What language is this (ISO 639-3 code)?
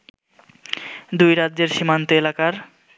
ben